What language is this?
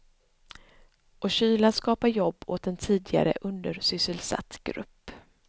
Swedish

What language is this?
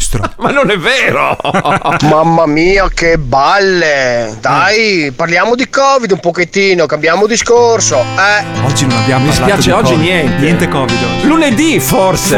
Italian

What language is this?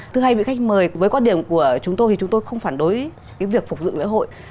Vietnamese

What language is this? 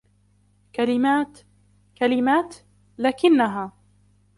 Arabic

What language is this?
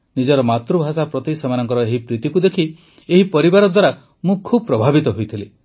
Odia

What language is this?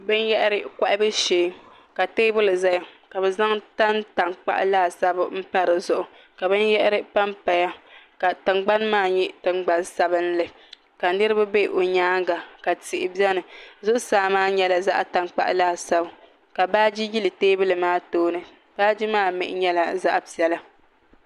Dagbani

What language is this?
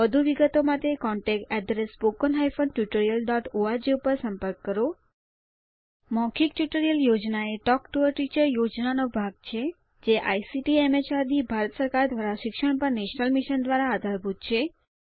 Gujarati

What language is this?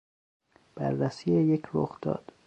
Persian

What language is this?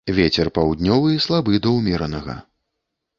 Belarusian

